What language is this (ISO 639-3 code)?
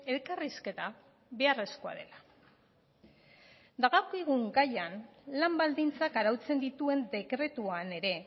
eus